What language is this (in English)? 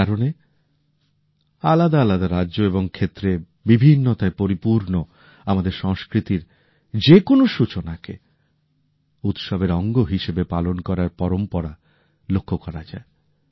Bangla